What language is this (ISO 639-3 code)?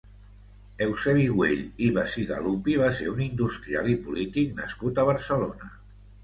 cat